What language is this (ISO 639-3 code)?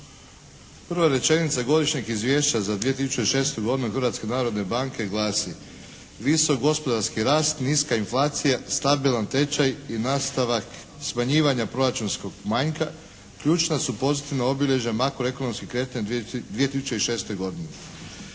hrv